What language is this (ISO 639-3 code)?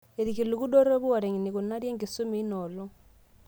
mas